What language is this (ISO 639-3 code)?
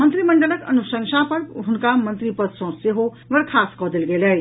mai